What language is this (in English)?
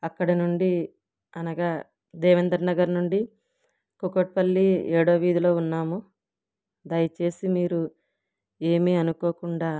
Telugu